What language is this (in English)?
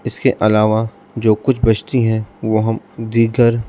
Urdu